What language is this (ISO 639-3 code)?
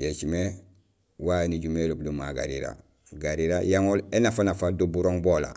gsl